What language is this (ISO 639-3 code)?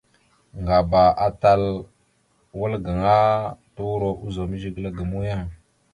mxu